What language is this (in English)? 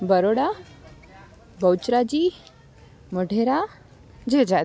Gujarati